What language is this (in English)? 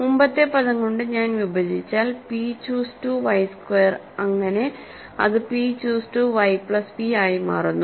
Malayalam